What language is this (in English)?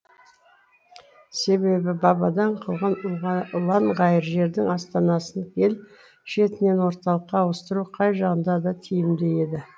Kazakh